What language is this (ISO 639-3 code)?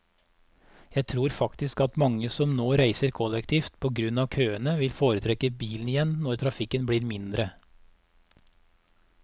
nor